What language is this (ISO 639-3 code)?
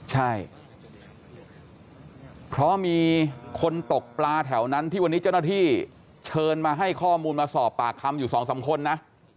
tha